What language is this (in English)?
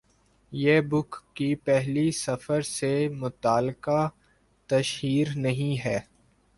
Urdu